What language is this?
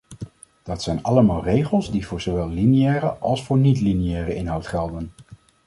Dutch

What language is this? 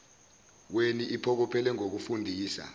Zulu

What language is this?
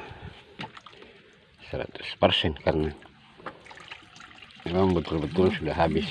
Indonesian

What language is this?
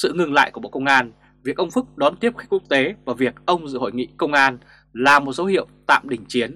Vietnamese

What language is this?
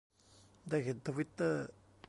Thai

